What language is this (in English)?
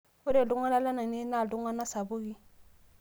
Masai